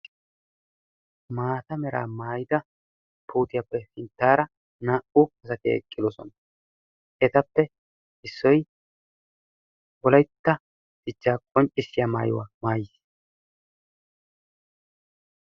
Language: Wolaytta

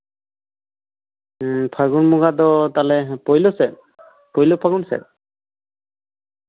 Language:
Santali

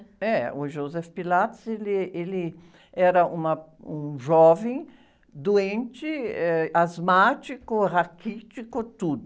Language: Portuguese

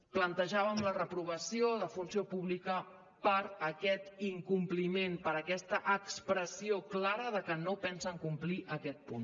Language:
Catalan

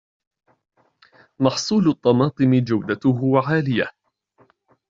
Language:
Arabic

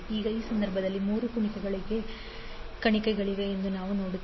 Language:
Kannada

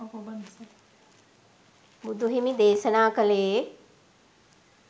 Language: Sinhala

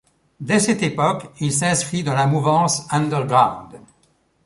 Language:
French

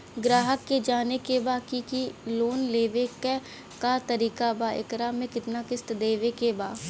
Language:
Bhojpuri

